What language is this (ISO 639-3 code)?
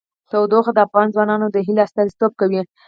pus